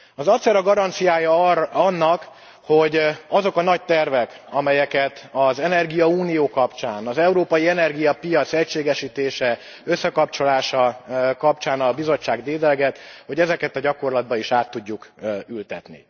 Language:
Hungarian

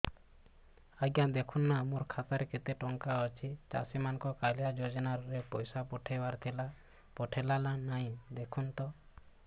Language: Odia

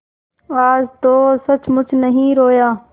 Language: Hindi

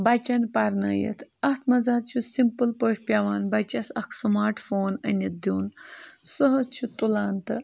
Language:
Kashmiri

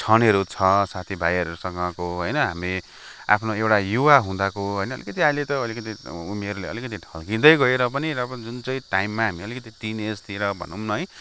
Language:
Nepali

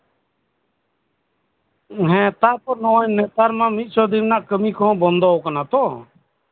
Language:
Santali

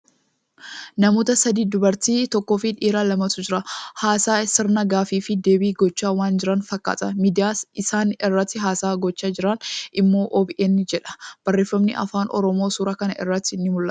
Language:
Oromo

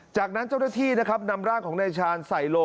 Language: Thai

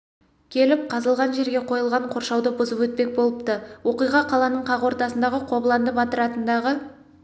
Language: Kazakh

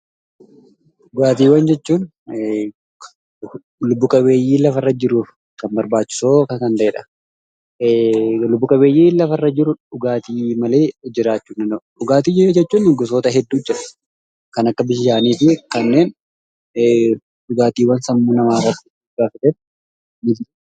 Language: Oromo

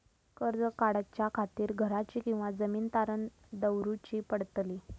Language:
Marathi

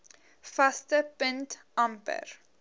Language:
Afrikaans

